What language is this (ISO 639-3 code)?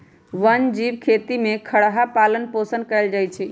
mag